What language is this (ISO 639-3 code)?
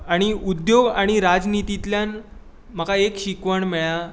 kok